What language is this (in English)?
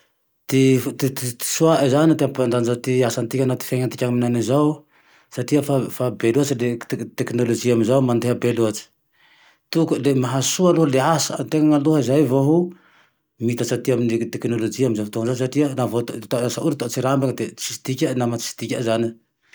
Tandroy-Mahafaly Malagasy